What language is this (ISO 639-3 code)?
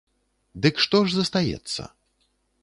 bel